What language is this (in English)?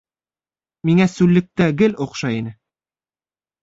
Bashkir